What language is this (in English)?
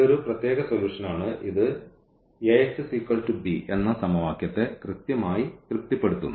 Malayalam